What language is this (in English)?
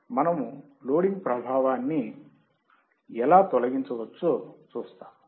Telugu